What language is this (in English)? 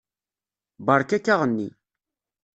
Kabyle